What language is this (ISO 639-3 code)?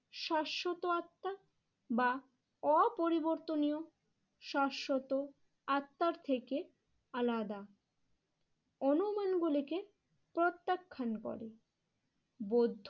ben